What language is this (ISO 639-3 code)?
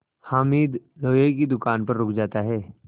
hin